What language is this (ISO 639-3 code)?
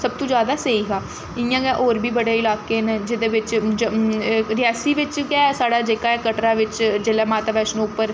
doi